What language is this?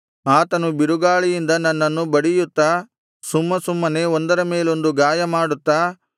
Kannada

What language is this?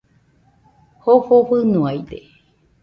Nüpode Huitoto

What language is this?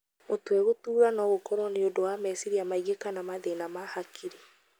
Kikuyu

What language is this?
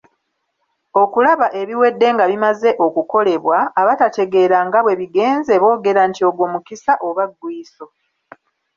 Ganda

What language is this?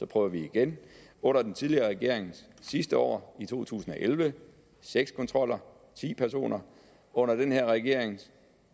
Danish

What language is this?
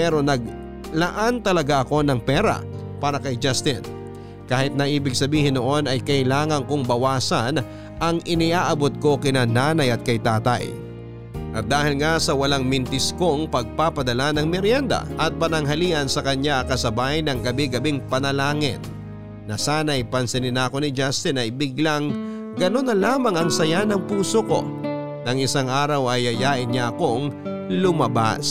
Filipino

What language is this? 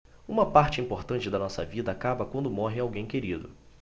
Portuguese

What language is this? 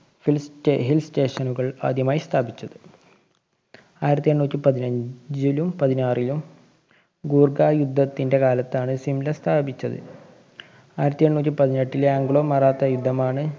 Malayalam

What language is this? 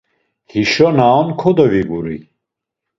Laz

